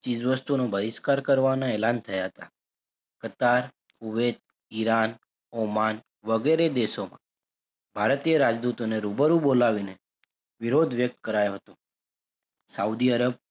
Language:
Gujarati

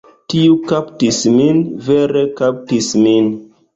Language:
Esperanto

